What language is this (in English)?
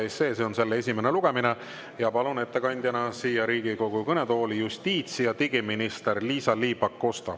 Estonian